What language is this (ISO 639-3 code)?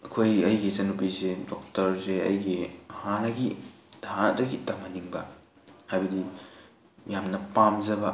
mni